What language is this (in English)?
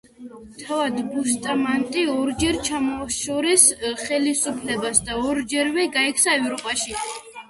Georgian